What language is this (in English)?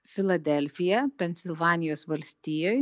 Lithuanian